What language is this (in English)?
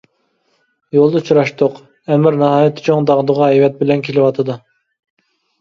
Uyghur